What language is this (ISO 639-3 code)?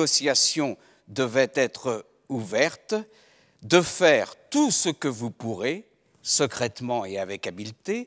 fra